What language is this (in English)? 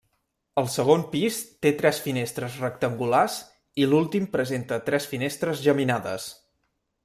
Catalan